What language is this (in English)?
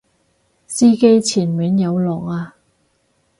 Cantonese